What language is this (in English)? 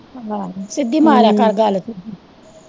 Punjabi